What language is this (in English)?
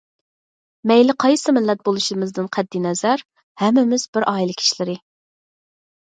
Uyghur